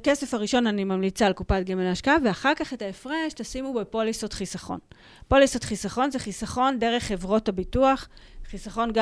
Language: Hebrew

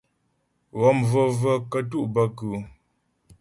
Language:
Ghomala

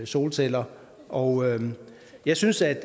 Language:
Danish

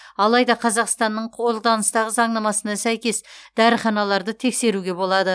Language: Kazakh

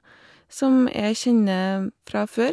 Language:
Norwegian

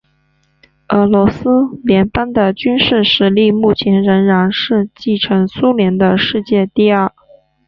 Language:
Chinese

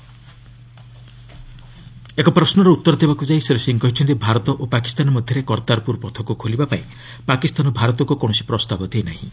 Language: Odia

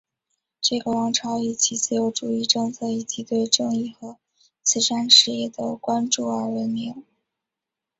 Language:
Chinese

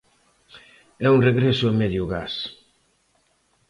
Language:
Galician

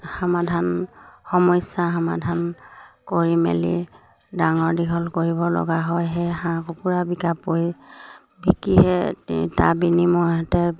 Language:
Assamese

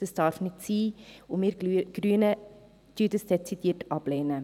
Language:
Swiss German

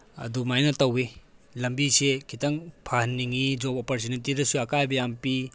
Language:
Manipuri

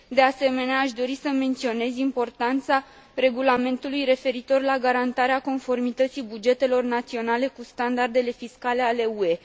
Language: Romanian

